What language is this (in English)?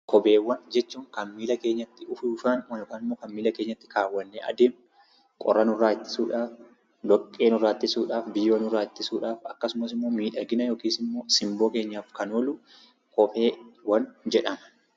Oromo